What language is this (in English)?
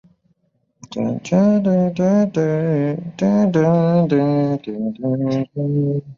Chinese